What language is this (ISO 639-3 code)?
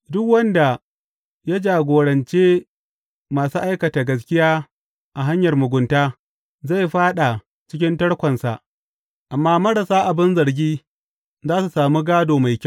hau